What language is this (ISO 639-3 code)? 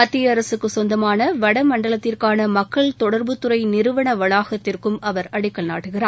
tam